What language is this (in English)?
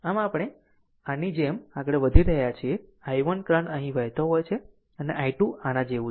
Gujarati